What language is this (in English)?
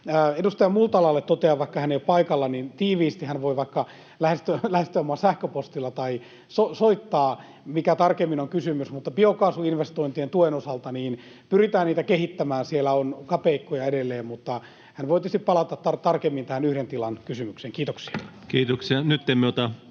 Finnish